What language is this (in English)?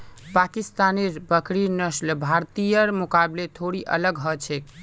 Magahi